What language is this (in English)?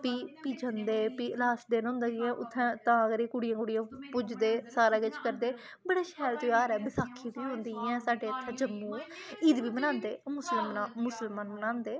Dogri